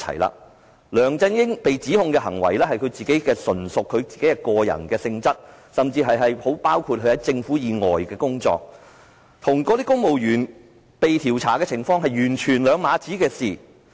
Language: Cantonese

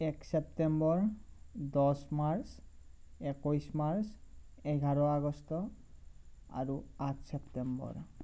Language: Assamese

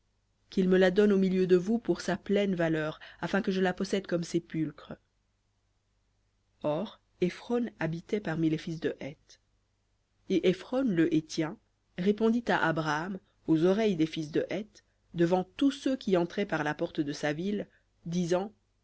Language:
French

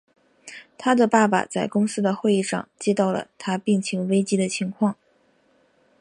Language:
Chinese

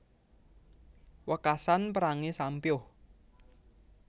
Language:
Javanese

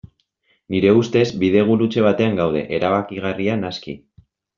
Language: Basque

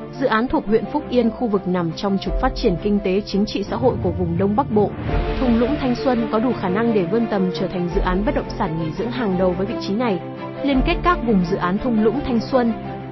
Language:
Vietnamese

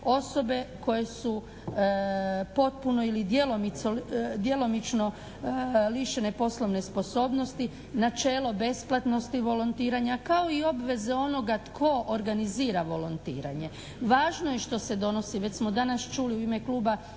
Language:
Croatian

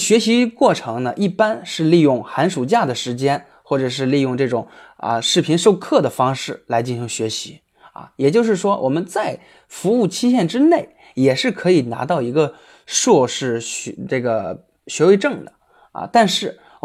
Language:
Chinese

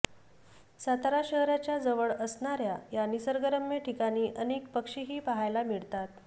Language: Marathi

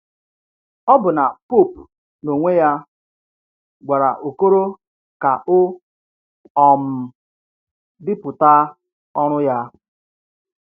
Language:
Igbo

